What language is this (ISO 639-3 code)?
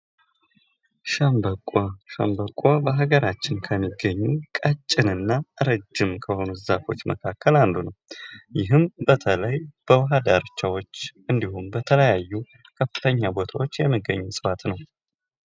amh